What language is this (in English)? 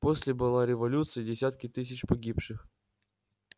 Russian